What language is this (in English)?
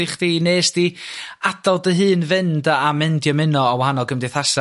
Welsh